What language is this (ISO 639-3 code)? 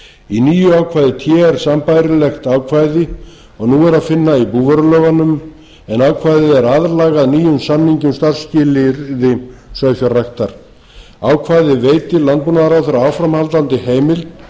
isl